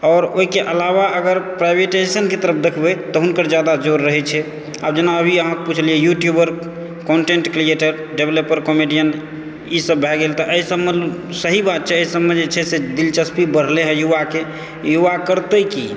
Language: Maithili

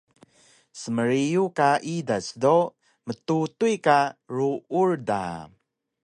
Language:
Taroko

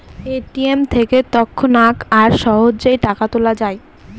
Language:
Bangla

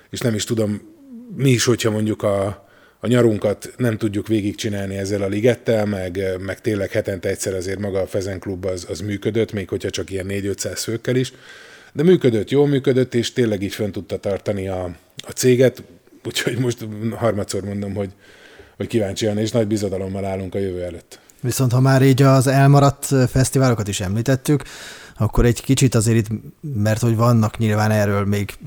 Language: Hungarian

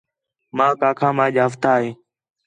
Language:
Khetrani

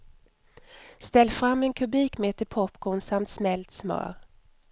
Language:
Swedish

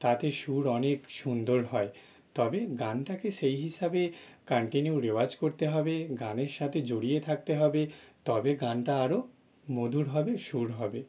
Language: Bangla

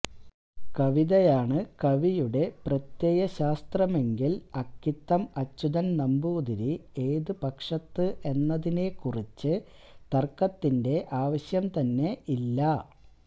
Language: Malayalam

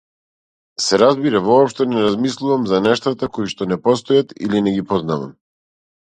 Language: Macedonian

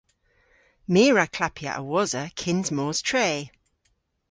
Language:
Cornish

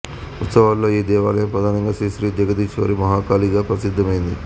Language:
Telugu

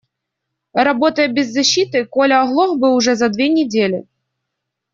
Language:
Russian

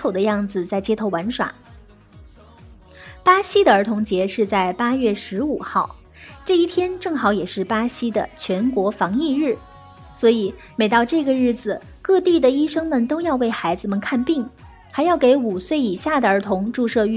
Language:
Chinese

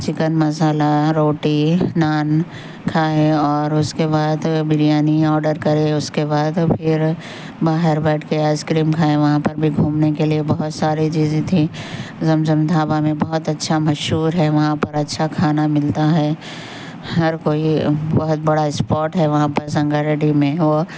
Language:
Urdu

